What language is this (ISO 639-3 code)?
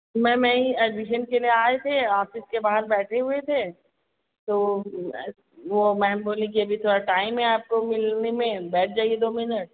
hin